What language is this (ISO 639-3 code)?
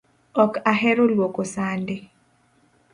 luo